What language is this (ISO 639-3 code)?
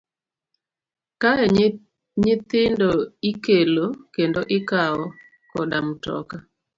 luo